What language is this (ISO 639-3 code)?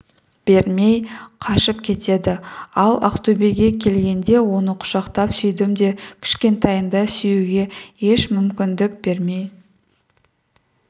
kaz